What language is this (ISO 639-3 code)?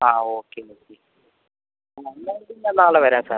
mal